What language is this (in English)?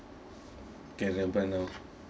English